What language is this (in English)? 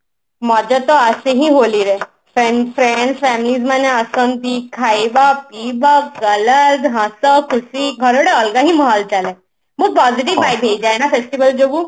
Odia